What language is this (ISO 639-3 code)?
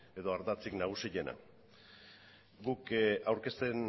eus